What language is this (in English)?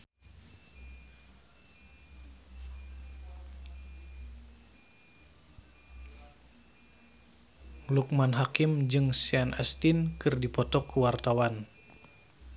Sundanese